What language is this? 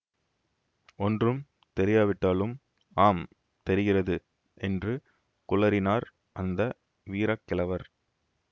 Tamil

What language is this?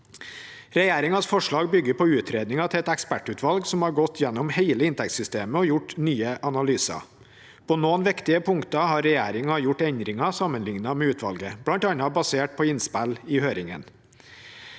Norwegian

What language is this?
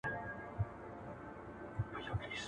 Pashto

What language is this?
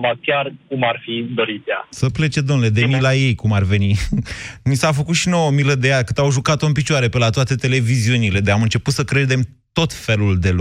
Romanian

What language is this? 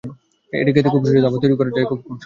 Bangla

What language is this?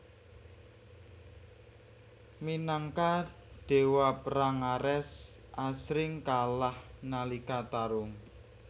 Javanese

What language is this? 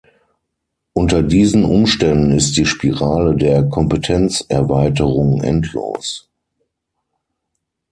German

